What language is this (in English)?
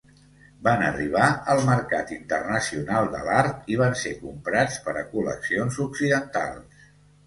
Catalan